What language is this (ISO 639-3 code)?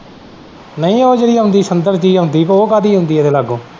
pan